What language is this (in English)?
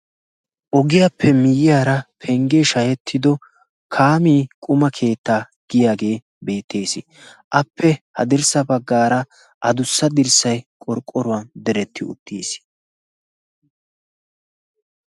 Wolaytta